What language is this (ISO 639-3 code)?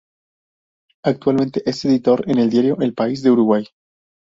spa